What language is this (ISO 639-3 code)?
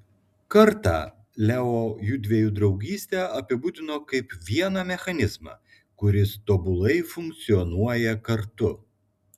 lit